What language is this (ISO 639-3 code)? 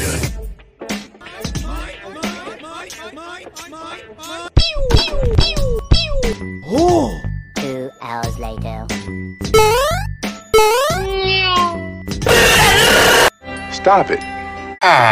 eng